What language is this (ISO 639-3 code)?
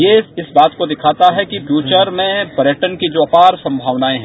hin